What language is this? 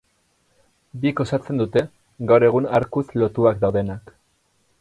Basque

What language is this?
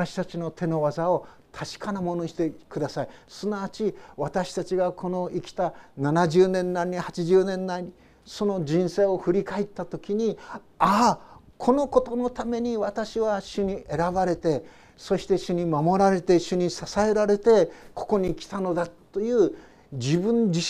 Japanese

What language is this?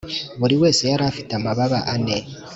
Kinyarwanda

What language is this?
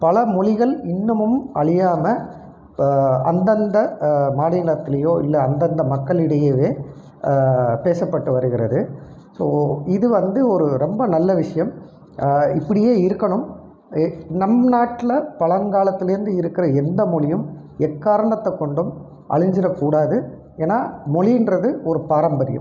Tamil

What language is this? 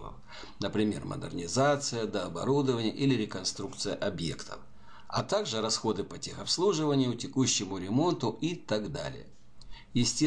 Russian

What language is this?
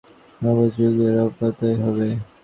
Bangla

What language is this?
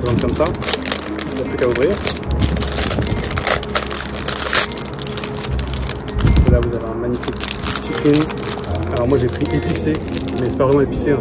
French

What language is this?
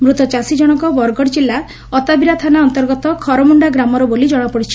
Odia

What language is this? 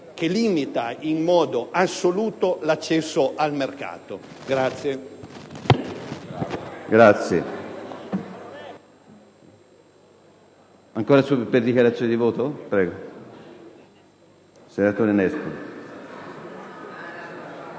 Italian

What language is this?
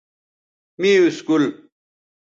Bateri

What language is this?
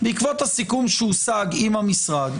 Hebrew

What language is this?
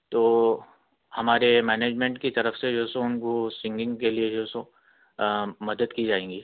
Urdu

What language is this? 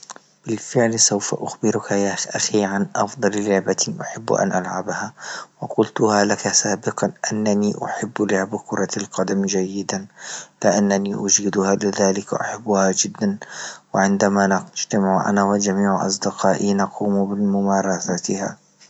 Libyan Arabic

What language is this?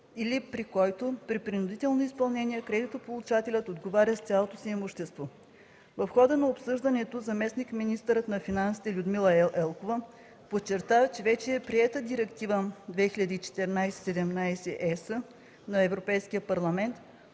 Bulgarian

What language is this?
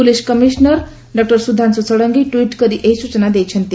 Odia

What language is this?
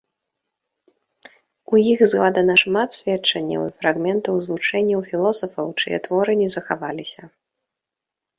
Belarusian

